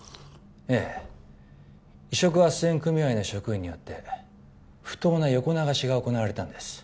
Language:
Japanese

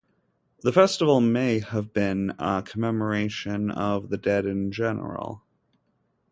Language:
English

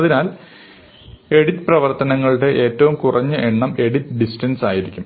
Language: Malayalam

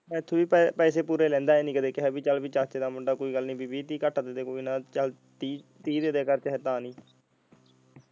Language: Punjabi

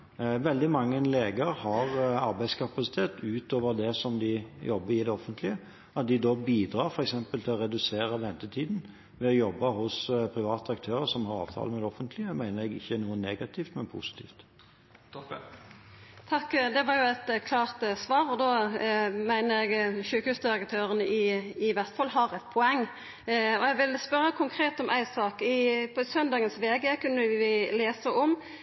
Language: Norwegian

